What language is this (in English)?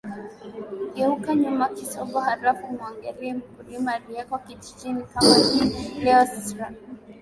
Swahili